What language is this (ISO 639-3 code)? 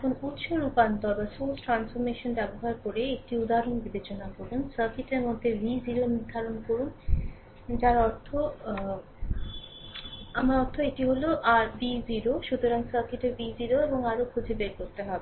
ben